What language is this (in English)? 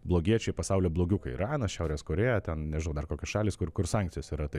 Lithuanian